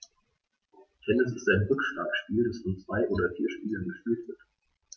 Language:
German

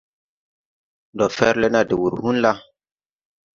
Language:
Tupuri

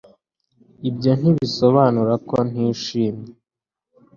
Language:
Kinyarwanda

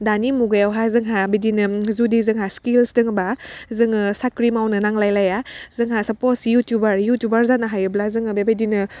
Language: Bodo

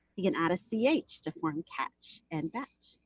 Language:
English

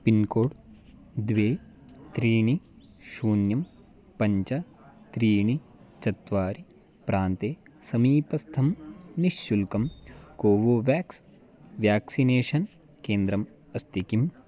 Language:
Sanskrit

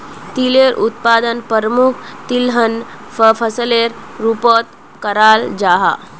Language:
Magahi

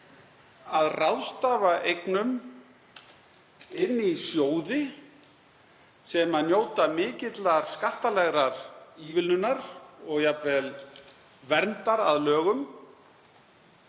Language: Icelandic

